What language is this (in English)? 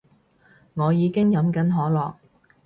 Cantonese